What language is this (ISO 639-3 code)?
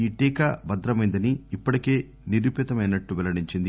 tel